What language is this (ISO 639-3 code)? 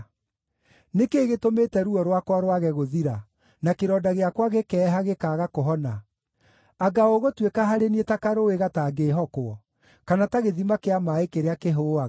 kik